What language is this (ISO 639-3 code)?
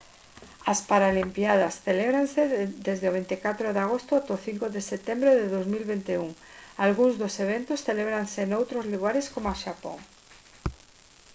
glg